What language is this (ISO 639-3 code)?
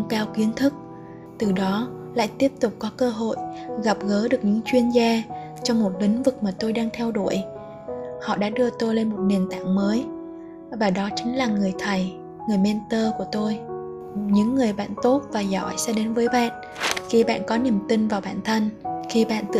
vie